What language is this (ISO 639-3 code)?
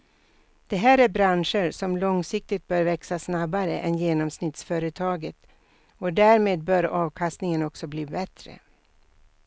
swe